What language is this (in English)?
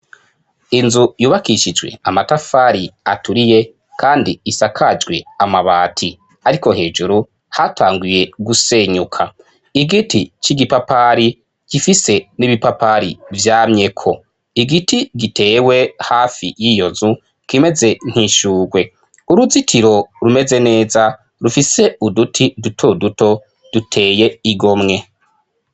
Rundi